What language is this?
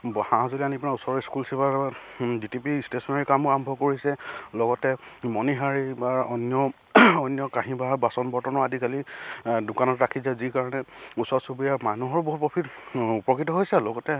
Assamese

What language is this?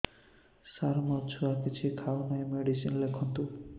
Odia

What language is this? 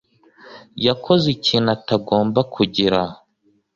Kinyarwanda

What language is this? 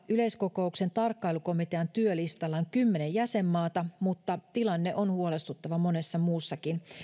Finnish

